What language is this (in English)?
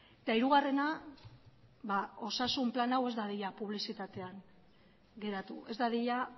Basque